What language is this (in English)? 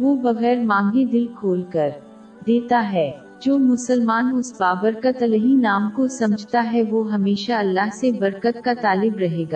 Urdu